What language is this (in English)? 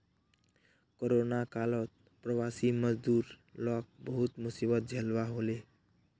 Magahi